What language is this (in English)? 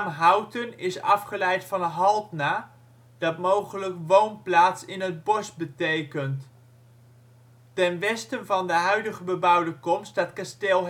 Dutch